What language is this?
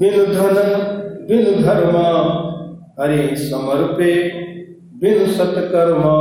Hindi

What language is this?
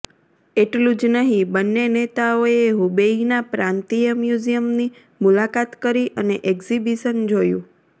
Gujarati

